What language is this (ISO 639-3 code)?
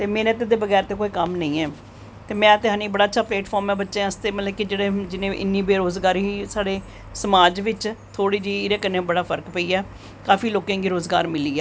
doi